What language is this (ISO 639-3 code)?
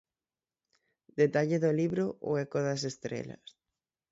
glg